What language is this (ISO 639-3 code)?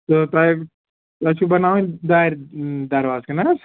kas